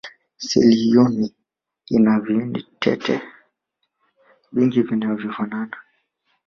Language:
Swahili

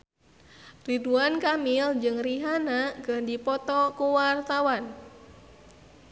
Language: Sundanese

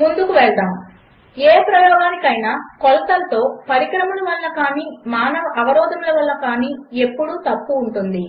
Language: Telugu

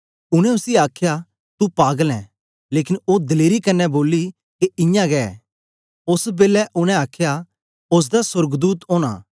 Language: Dogri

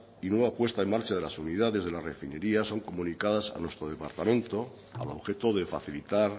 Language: Spanish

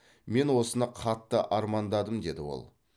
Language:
Kazakh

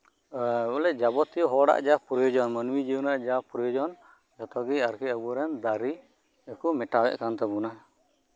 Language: Santali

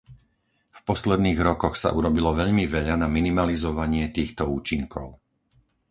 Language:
Slovak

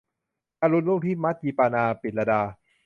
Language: Thai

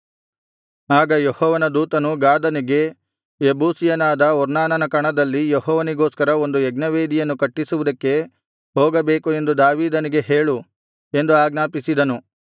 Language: Kannada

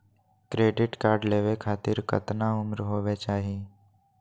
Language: Magahi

